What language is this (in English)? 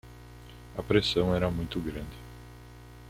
Portuguese